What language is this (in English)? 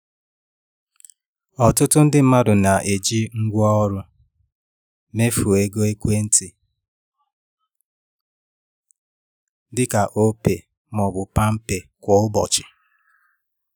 Igbo